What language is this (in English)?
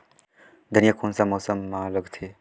Chhattisgarhi